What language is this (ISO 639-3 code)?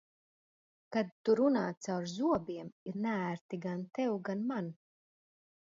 lav